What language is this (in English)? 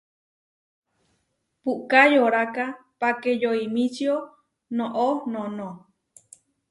Huarijio